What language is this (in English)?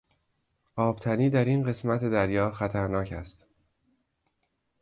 Persian